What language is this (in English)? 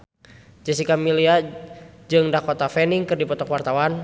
Sundanese